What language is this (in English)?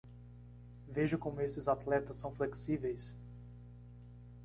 Portuguese